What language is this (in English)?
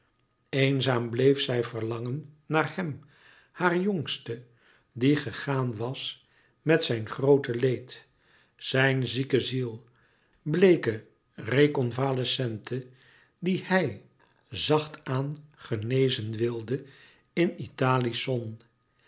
Dutch